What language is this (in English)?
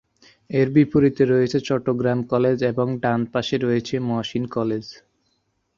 Bangla